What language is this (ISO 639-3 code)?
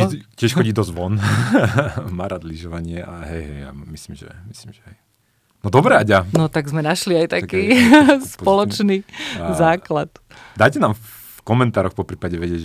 slk